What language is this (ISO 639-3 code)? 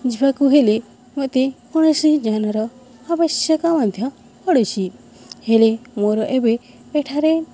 ori